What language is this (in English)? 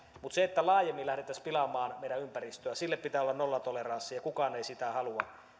Finnish